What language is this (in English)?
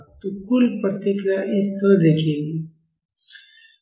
Hindi